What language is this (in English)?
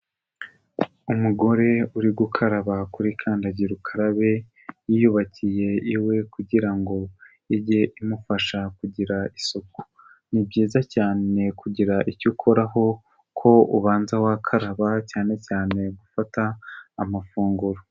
Kinyarwanda